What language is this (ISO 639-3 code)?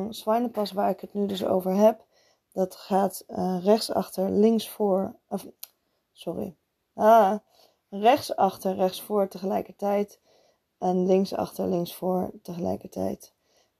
nld